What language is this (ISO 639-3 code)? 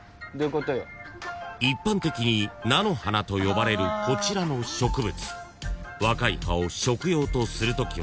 jpn